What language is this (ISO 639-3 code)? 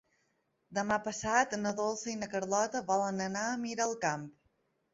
cat